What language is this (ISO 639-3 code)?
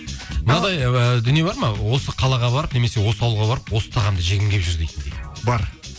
kaz